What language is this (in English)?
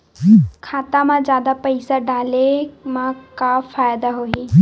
Chhattisgarhi